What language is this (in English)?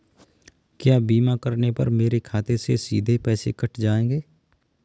Hindi